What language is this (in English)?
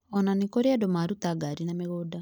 Kikuyu